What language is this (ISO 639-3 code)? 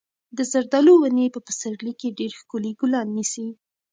pus